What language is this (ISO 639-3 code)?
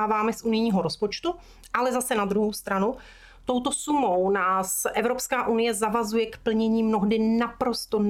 ces